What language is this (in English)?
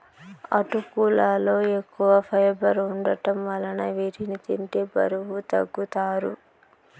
Telugu